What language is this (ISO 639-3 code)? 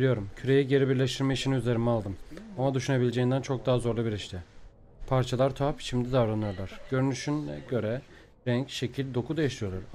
tur